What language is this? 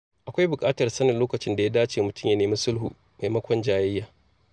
Hausa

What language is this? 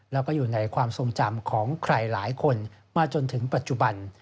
Thai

